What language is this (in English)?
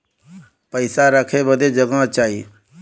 Bhojpuri